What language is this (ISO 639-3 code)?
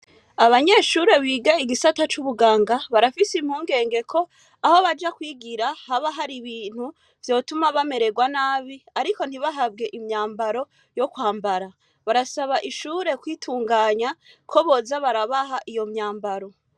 run